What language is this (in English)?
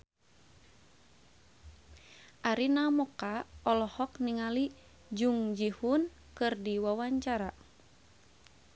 Sundanese